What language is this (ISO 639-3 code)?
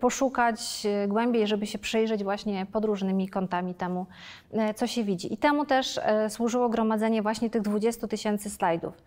pol